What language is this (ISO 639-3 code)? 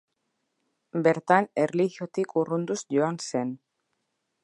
eus